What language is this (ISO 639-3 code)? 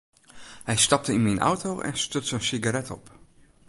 fry